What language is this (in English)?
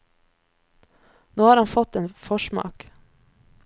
Norwegian